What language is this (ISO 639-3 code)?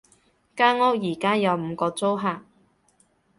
yue